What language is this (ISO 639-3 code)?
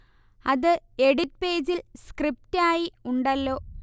mal